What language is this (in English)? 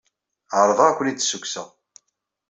Kabyle